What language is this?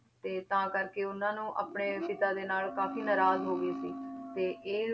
Punjabi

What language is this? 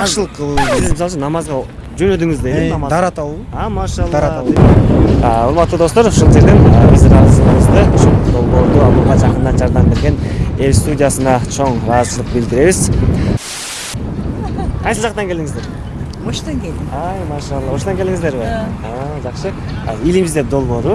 Turkish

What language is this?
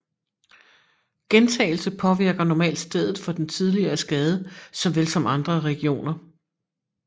Danish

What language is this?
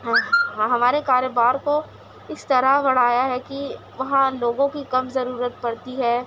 Urdu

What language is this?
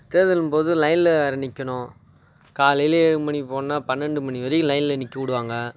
Tamil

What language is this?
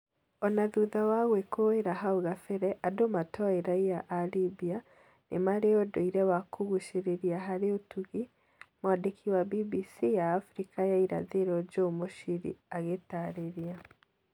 Kikuyu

